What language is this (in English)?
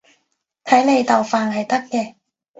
Cantonese